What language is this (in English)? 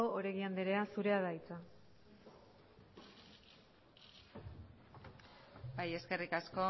Basque